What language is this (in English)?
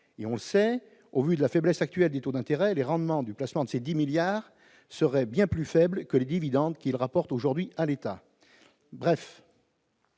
French